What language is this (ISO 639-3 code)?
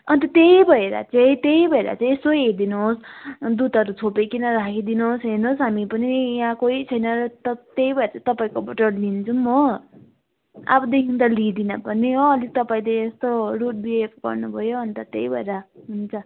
nep